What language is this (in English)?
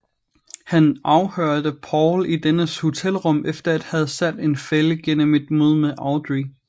Danish